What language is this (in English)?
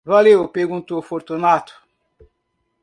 Portuguese